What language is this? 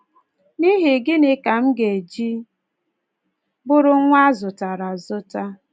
Igbo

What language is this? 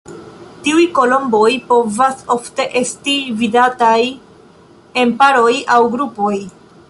Esperanto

